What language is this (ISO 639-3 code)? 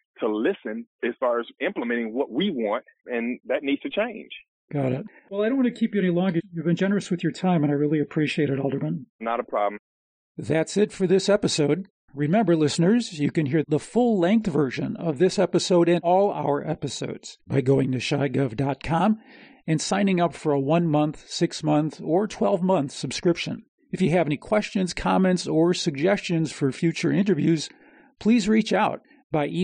eng